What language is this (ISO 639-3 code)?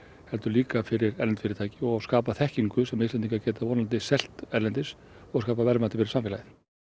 isl